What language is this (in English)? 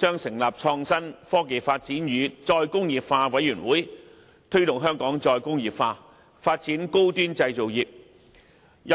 Cantonese